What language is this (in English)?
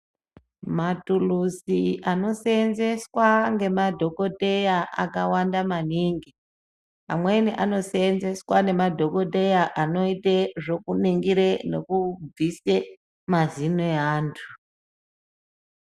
Ndau